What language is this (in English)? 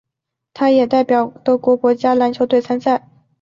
Chinese